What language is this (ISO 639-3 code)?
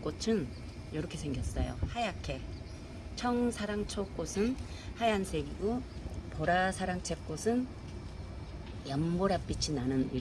kor